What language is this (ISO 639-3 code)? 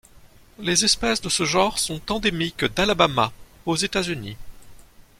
fra